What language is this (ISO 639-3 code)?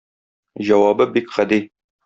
tat